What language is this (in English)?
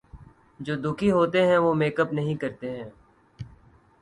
Urdu